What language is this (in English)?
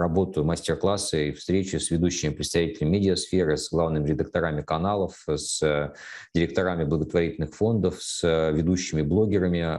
Russian